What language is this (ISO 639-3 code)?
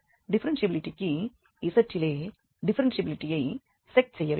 tam